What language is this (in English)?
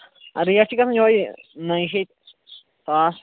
Kashmiri